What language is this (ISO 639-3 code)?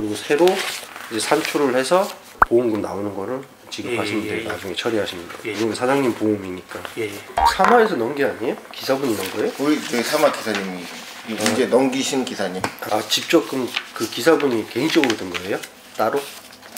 kor